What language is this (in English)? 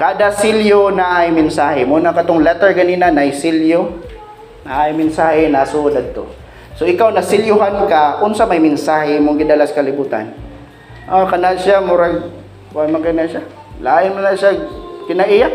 Filipino